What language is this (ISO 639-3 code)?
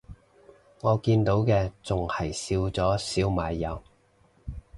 yue